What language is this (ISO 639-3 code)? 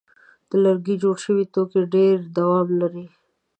pus